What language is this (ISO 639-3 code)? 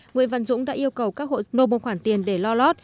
vie